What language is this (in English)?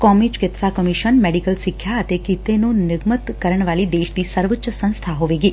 Punjabi